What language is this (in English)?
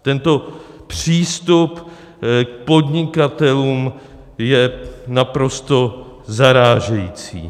Czech